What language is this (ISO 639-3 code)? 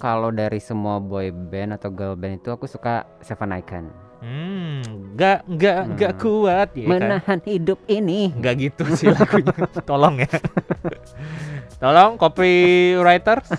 ind